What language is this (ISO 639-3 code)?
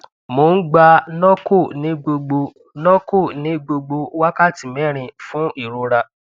yor